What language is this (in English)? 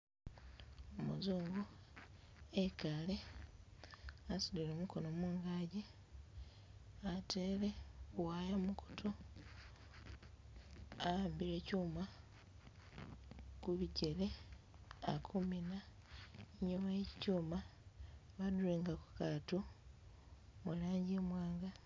Masaaba